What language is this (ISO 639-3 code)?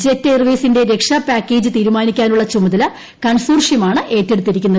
mal